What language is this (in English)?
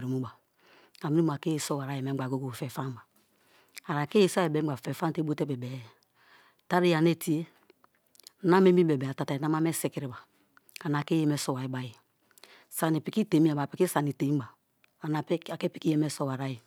Kalabari